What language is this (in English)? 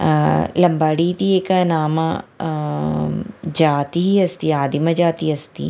Sanskrit